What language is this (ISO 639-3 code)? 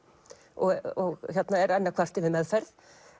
isl